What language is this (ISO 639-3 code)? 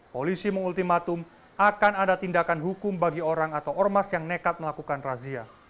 ind